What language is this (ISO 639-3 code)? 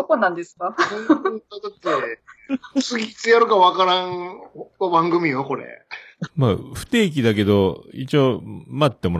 jpn